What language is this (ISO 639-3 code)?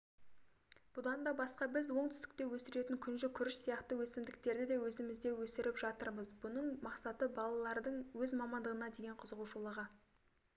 kaz